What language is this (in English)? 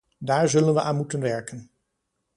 Dutch